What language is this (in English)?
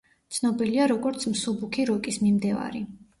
Georgian